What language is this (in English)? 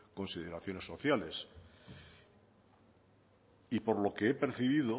Spanish